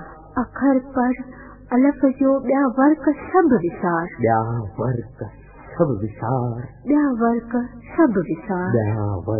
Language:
Hindi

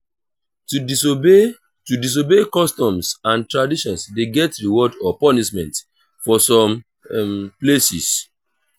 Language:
Nigerian Pidgin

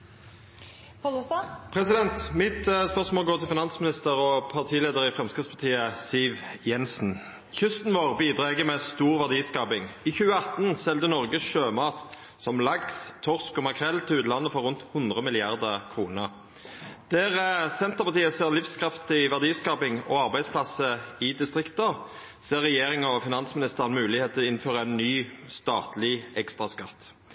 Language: Norwegian Nynorsk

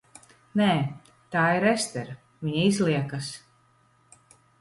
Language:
Latvian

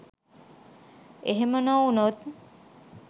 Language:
Sinhala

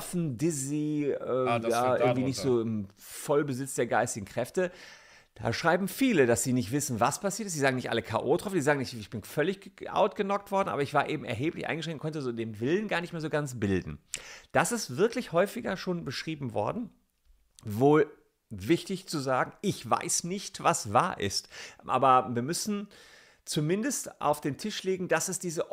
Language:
German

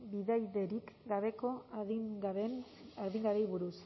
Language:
Basque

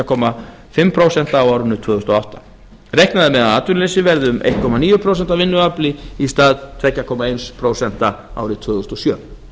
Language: Icelandic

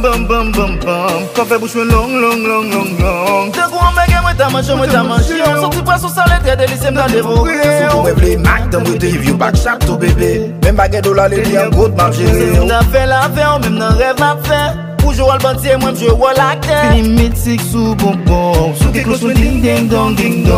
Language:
Turkish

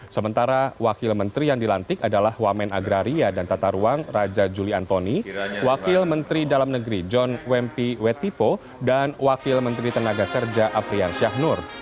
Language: Indonesian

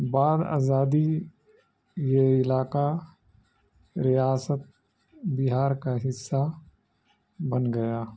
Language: Urdu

